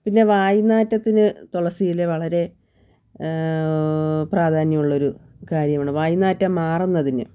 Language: Malayalam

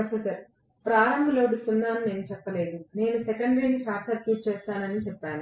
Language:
Telugu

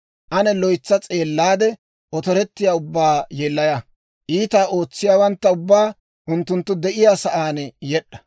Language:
Dawro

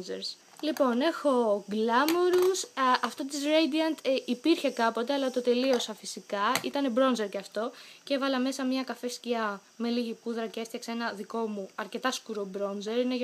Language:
Greek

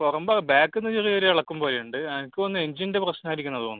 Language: Malayalam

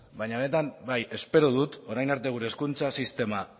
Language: Basque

